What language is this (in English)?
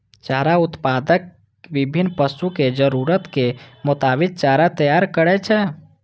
Maithili